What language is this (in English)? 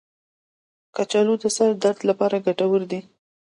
Pashto